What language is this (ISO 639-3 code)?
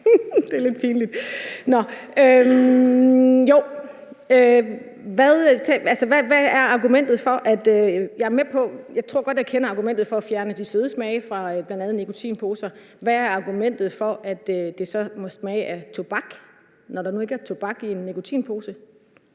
dan